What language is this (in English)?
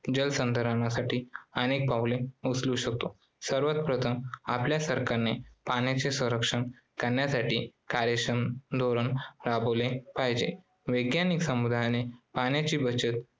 Marathi